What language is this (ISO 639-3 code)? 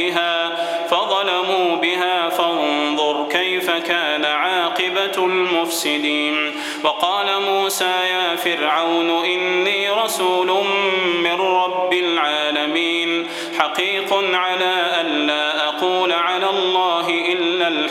ara